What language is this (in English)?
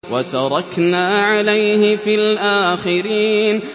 Arabic